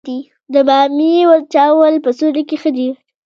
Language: Pashto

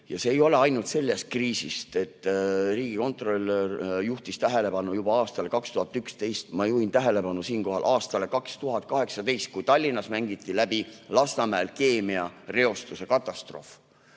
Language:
Estonian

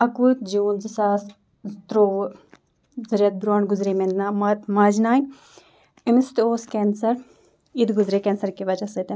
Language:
Kashmiri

